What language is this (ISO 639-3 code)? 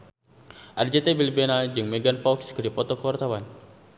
sun